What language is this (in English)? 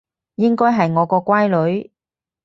Cantonese